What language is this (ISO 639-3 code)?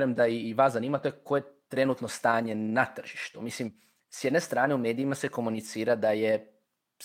hrv